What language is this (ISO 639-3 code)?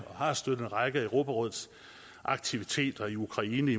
dan